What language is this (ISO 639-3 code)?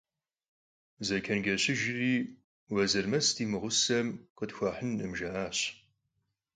kbd